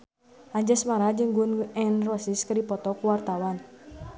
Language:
Sundanese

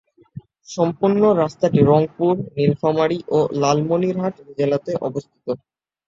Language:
Bangla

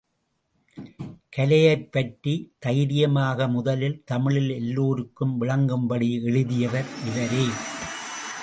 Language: Tamil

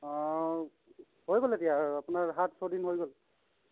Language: Assamese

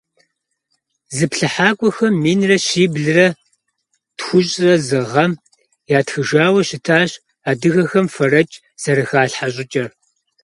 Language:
Kabardian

